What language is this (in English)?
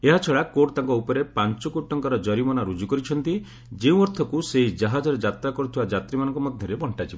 Odia